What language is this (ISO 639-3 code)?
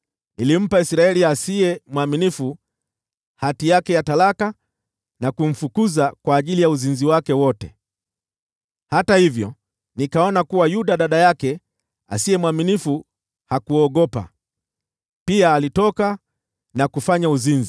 swa